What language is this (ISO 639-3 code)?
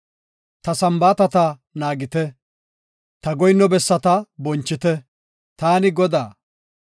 gof